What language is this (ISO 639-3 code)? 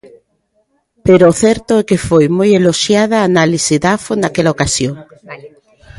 glg